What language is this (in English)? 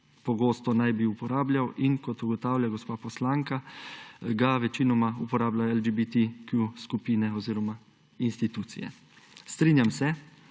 Slovenian